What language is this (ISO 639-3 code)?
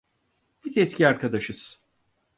tur